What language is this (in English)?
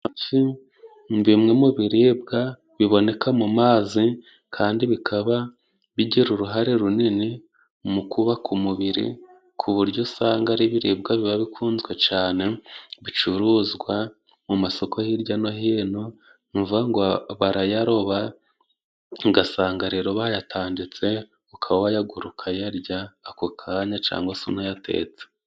Kinyarwanda